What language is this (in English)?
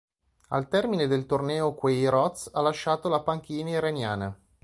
Italian